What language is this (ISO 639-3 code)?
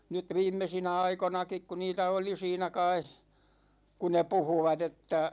fin